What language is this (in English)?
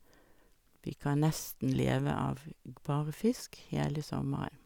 Norwegian